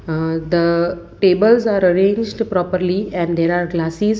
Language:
English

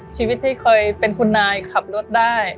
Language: Thai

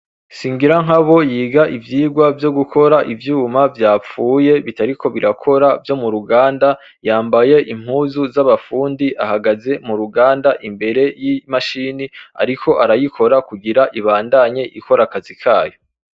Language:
Rundi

